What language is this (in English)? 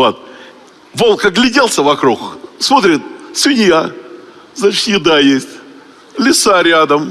Russian